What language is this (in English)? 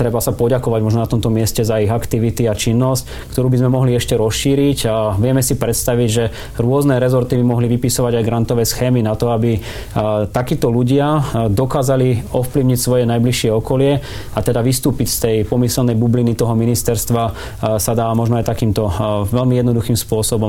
Slovak